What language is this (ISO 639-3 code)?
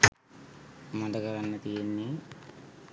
sin